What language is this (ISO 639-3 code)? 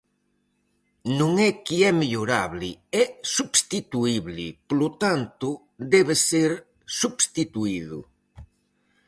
glg